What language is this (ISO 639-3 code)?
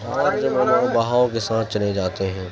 urd